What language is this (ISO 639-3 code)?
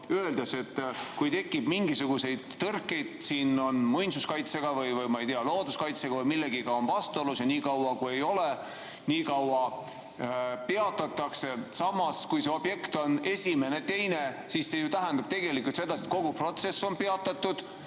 est